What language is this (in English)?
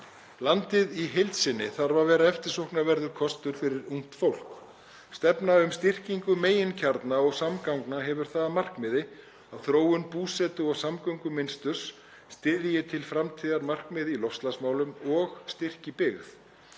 Icelandic